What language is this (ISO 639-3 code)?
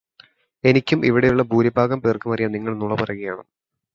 mal